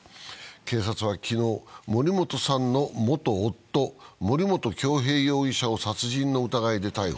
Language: Japanese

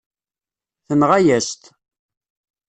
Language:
Kabyle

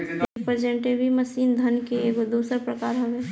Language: Bhojpuri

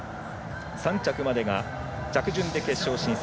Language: Japanese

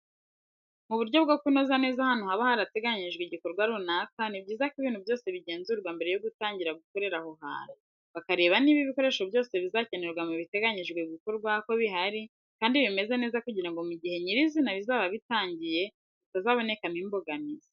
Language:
Kinyarwanda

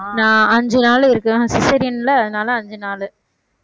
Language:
Tamil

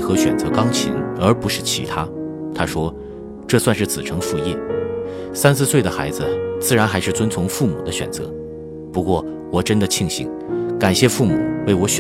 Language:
Chinese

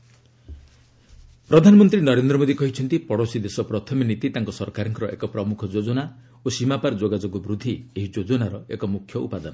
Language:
Odia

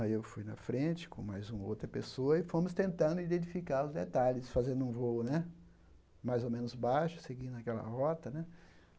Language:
Portuguese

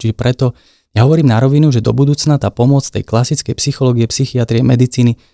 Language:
Slovak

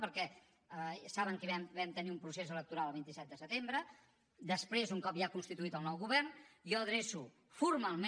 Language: Catalan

